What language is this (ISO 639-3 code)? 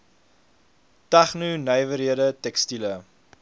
afr